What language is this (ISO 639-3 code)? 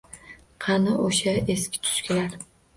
uzb